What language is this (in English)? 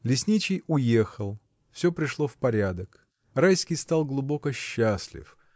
Russian